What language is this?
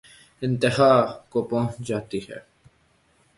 Urdu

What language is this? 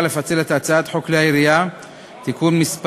Hebrew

